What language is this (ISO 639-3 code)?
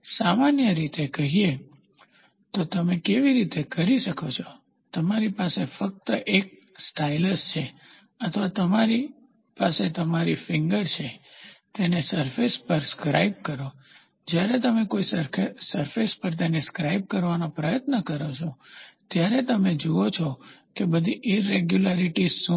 guj